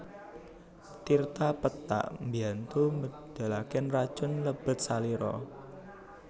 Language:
Javanese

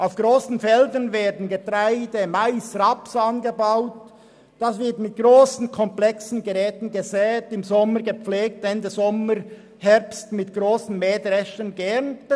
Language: Swiss German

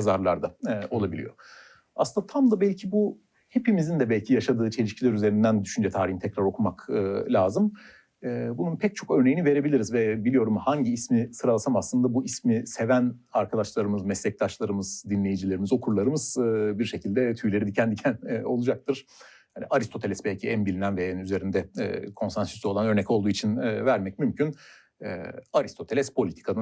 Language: Turkish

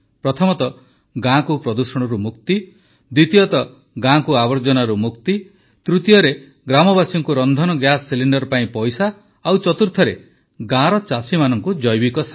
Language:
Odia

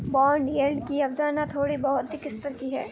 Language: Hindi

